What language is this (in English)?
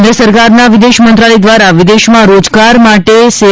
Gujarati